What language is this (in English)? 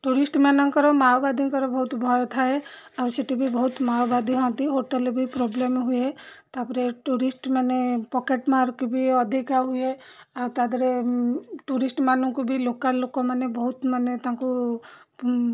Odia